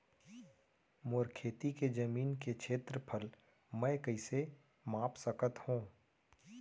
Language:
Chhattisgarhi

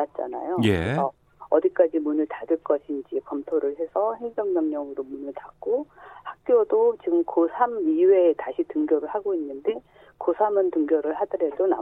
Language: Korean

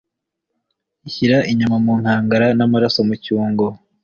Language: Kinyarwanda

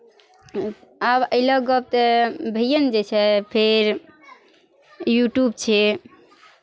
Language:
Maithili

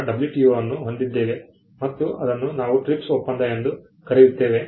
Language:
Kannada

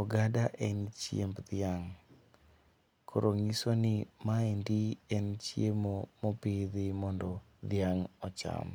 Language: Luo (Kenya and Tanzania)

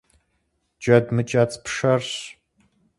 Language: Kabardian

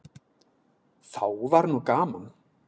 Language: Icelandic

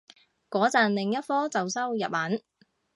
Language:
Cantonese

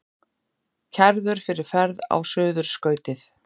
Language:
Icelandic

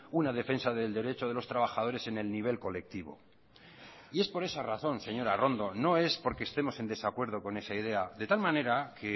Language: Spanish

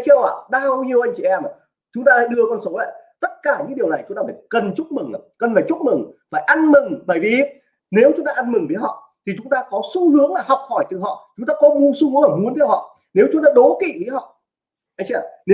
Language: Vietnamese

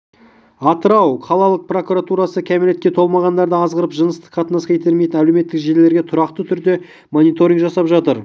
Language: Kazakh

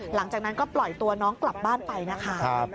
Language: Thai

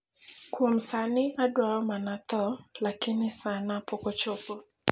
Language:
Luo (Kenya and Tanzania)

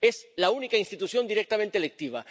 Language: Spanish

